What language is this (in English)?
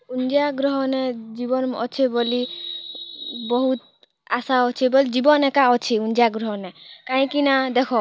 Odia